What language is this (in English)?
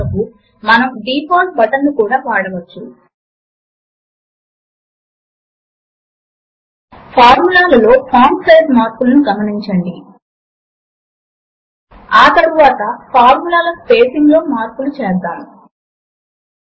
Telugu